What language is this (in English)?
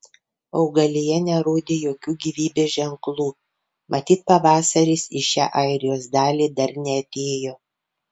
Lithuanian